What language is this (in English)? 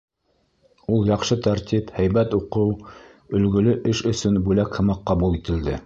Bashkir